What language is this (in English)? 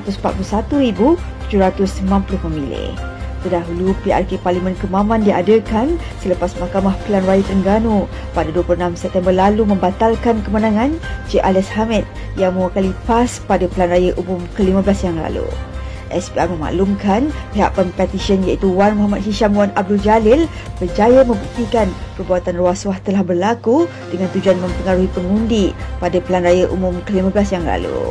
Malay